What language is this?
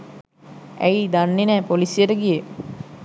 Sinhala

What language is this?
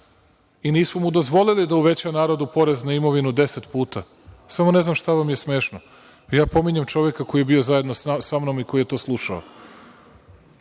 Serbian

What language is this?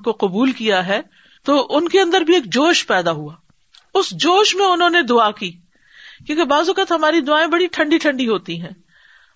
Urdu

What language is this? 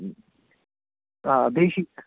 Kashmiri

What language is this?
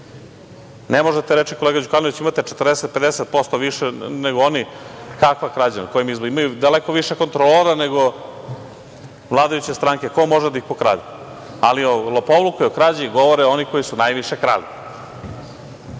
Serbian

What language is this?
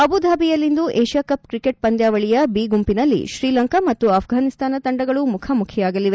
Kannada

